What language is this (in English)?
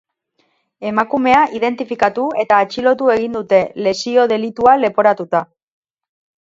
Basque